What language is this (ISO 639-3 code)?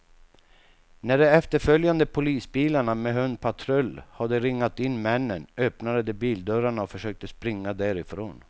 swe